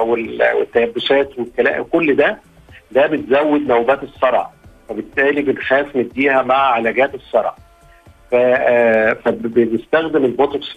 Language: Arabic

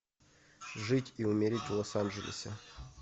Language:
Russian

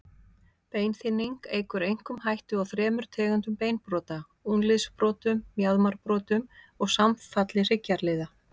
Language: Icelandic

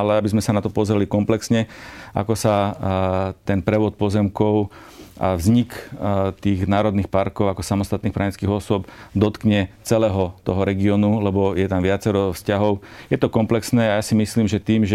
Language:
Slovak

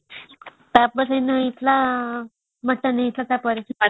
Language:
Odia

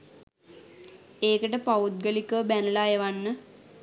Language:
Sinhala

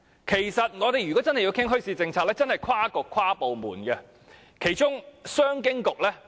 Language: Cantonese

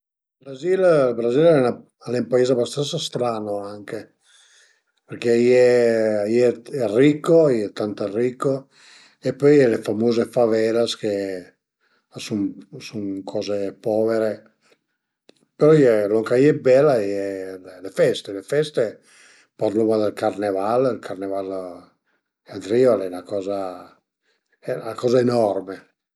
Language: Piedmontese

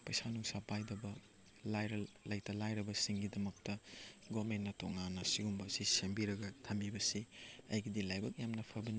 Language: Manipuri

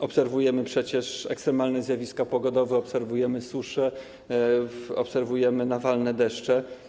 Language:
Polish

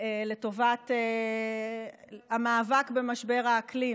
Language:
Hebrew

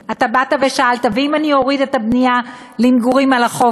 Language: Hebrew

